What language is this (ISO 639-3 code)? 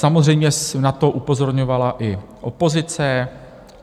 ces